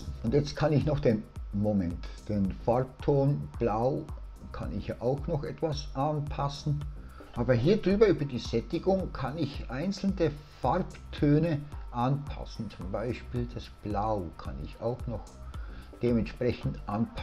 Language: German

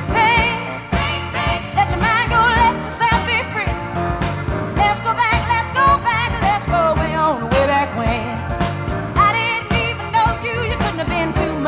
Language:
English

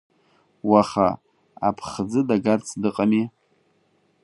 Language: Abkhazian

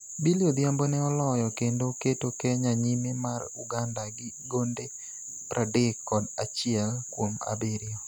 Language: Luo (Kenya and Tanzania)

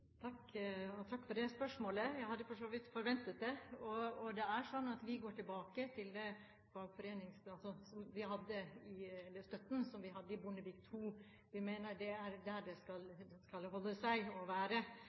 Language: Norwegian Bokmål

